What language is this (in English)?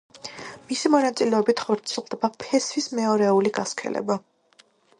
Georgian